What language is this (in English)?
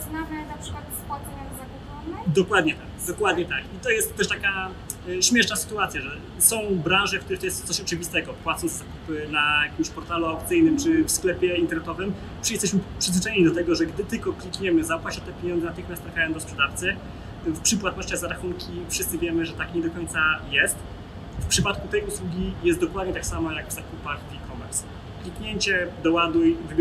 Polish